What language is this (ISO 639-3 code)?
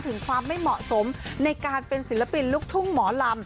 tha